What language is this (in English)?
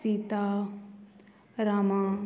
Konkani